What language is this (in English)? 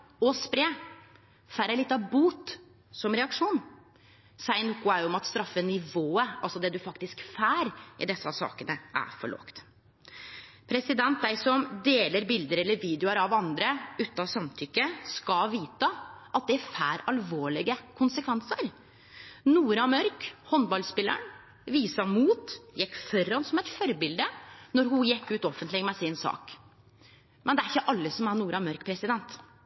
Norwegian Nynorsk